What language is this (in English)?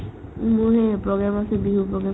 Assamese